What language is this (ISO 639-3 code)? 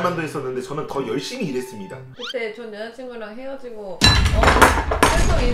kor